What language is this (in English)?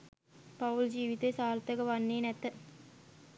Sinhala